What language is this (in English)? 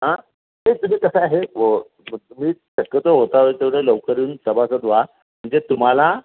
Marathi